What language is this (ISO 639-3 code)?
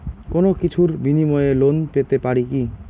ben